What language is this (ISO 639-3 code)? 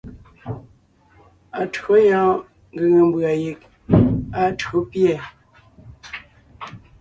nnh